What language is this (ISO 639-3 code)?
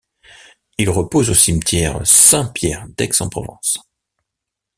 fra